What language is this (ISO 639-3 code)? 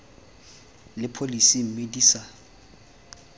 tsn